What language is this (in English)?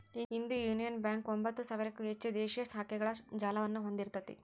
Kannada